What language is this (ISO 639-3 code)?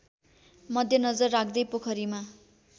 nep